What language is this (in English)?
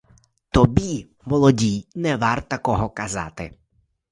Ukrainian